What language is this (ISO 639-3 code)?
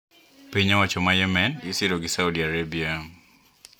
luo